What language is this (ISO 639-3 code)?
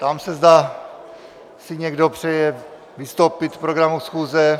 ces